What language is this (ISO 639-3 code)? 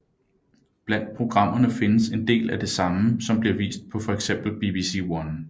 dan